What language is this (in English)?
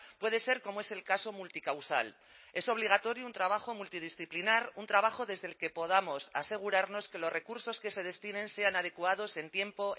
Spanish